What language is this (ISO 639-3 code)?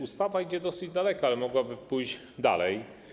pol